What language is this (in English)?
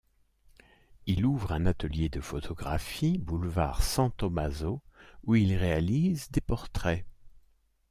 French